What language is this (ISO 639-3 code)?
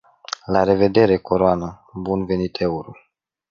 ron